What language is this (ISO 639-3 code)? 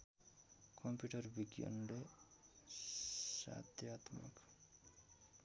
nep